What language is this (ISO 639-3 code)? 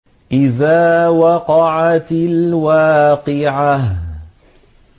ara